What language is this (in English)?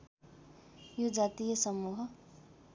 Nepali